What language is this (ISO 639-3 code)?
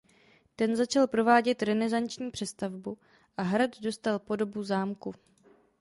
ces